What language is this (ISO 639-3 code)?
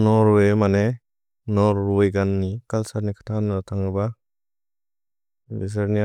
brx